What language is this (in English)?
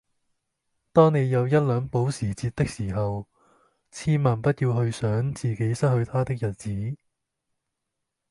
Cantonese